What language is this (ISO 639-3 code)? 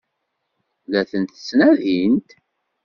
kab